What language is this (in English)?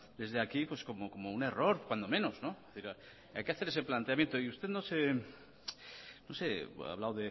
Spanish